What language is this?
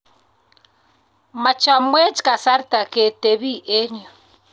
Kalenjin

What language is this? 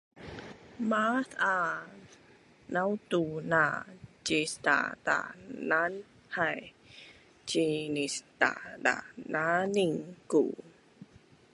Bunun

